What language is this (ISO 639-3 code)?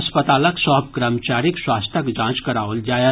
mai